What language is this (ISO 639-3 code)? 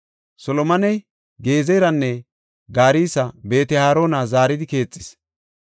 gof